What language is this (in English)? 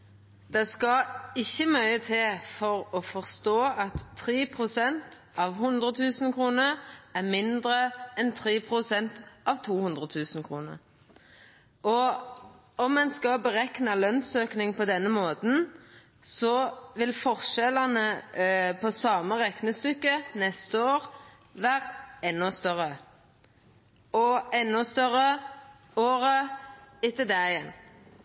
Norwegian Nynorsk